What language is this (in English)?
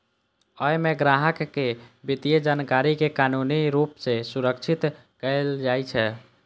Maithili